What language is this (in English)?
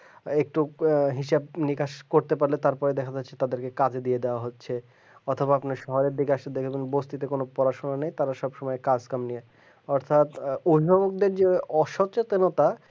Bangla